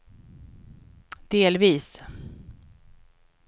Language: Swedish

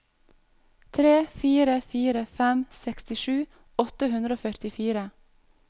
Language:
Norwegian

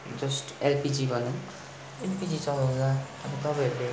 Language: Nepali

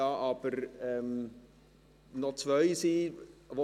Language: Swiss German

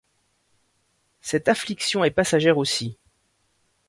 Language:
French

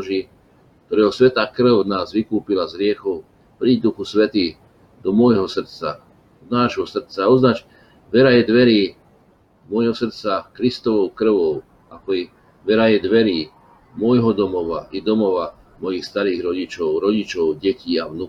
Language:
Slovak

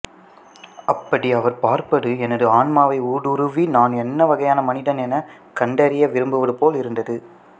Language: Tamil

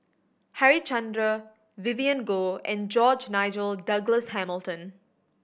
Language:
English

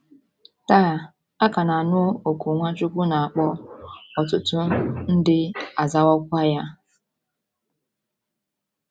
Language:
Igbo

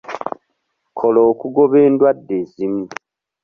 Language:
Ganda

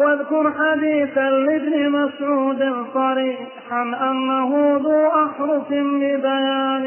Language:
Arabic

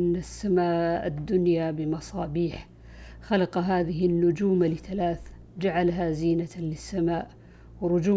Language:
Arabic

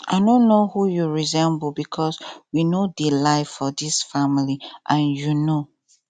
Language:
Nigerian Pidgin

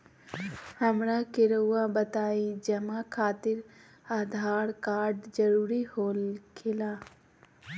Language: Magahi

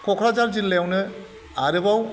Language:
Bodo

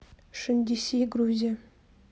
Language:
Russian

